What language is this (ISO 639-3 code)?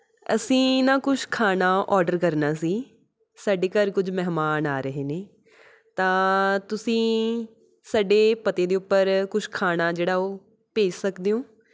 pan